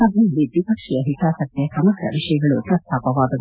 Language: Kannada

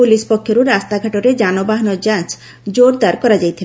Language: Odia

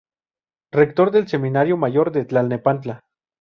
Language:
Spanish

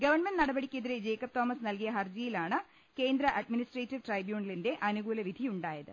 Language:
Malayalam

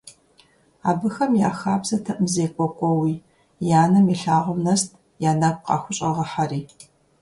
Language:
Kabardian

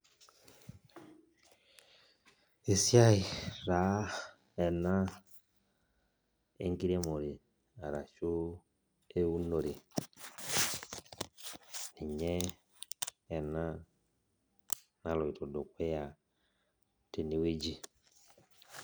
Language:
Masai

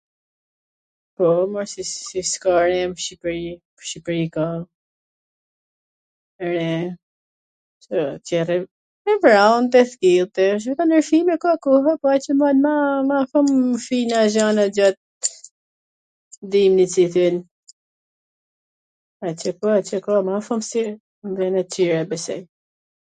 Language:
Gheg Albanian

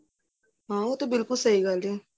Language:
Punjabi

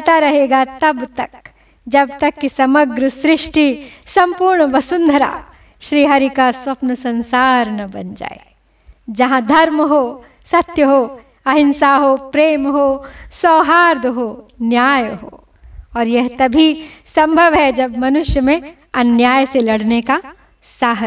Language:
Hindi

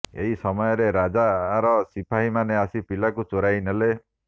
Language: Odia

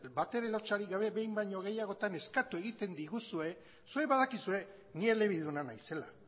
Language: Basque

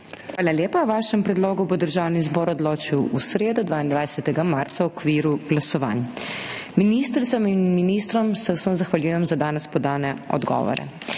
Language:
Slovenian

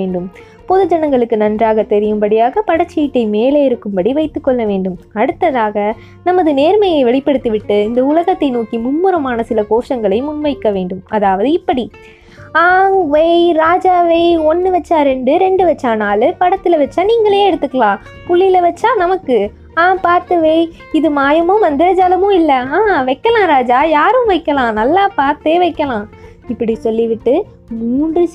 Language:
Tamil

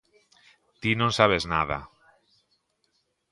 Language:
Galician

